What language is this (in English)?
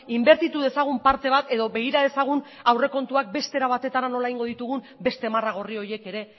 Basque